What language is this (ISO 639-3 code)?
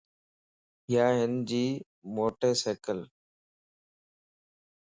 lss